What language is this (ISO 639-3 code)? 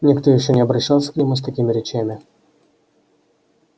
rus